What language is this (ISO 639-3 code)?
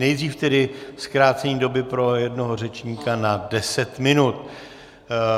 ces